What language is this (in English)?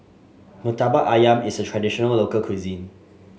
English